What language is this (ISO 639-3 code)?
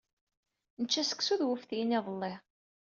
kab